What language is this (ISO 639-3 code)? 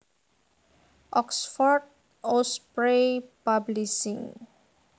jav